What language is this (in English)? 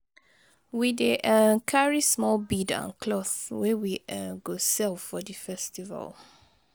Nigerian Pidgin